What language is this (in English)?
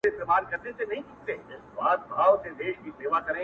Pashto